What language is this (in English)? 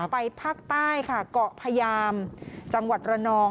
Thai